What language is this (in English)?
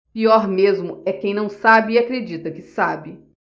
Portuguese